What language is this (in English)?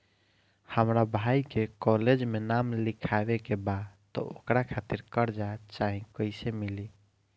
Bhojpuri